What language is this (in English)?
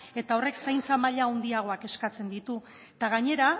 Basque